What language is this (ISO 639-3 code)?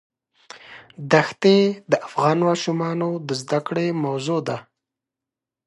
pus